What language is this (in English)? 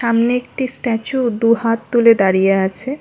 Bangla